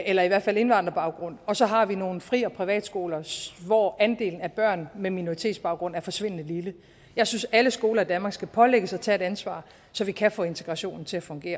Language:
Danish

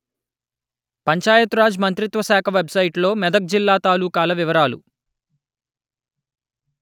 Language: Telugu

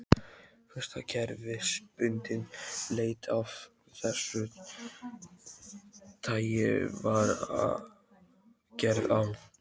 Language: Icelandic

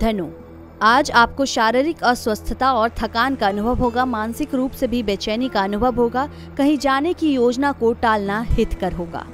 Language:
Hindi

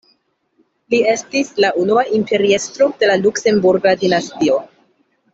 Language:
Esperanto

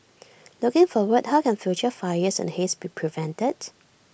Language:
English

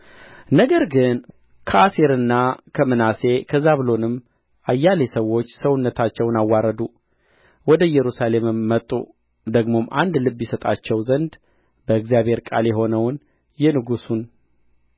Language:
Amharic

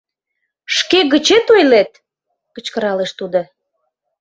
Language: Mari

